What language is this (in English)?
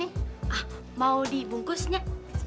Indonesian